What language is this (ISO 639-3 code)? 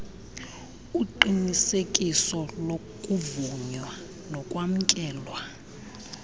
xho